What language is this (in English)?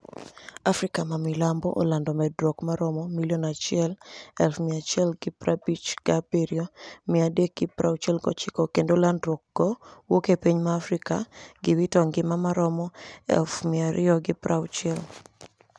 Luo (Kenya and Tanzania)